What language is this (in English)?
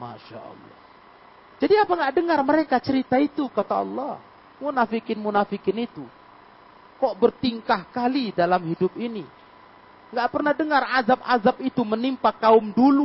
Indonesian